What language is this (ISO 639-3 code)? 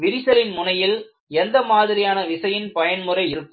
tam